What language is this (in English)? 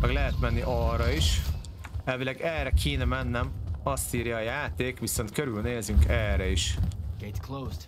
Hungarian